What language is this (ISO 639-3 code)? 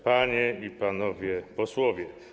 pol